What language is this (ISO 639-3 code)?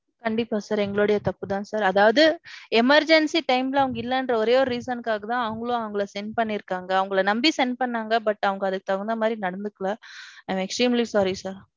tam